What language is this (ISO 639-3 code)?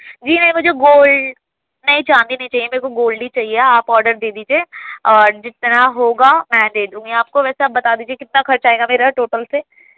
urd